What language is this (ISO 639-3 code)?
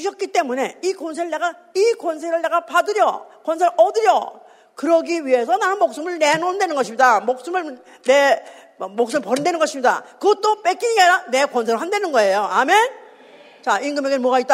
kor